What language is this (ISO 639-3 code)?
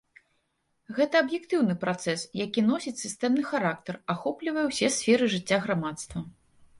bel